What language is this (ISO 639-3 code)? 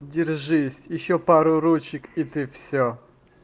rus